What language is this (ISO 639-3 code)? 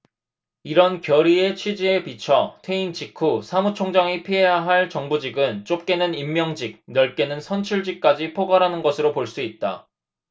kor